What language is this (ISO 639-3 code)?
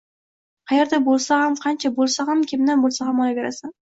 uzb